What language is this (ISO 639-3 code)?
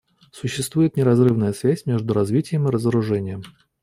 rus